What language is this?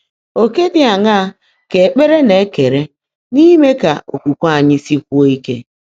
Igbo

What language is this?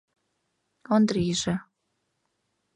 Mari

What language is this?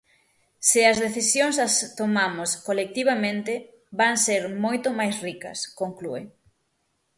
Galician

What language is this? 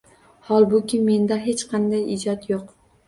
Uzbek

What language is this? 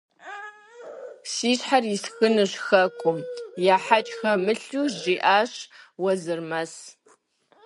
Kabardian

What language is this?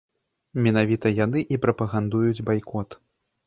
Belarusian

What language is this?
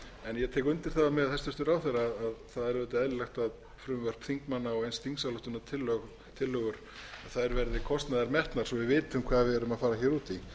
Icelandic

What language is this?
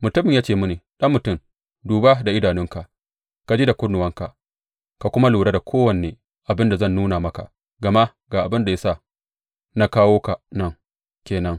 Hausa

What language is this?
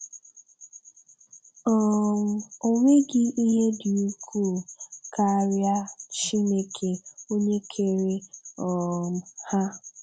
Igbo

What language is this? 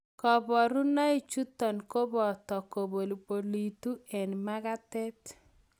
Kalenjin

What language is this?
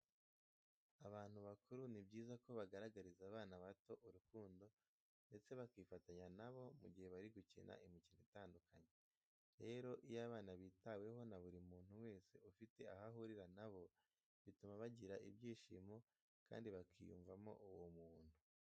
Kinyarwanda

